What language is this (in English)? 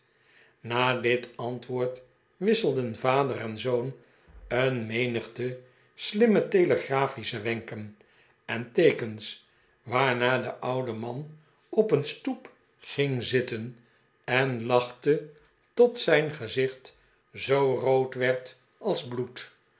Dutch